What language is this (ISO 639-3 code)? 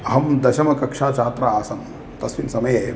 san